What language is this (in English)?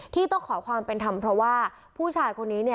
Thai